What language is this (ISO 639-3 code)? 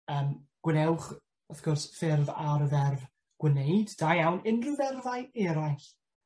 cym